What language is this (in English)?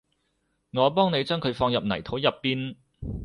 Cantonese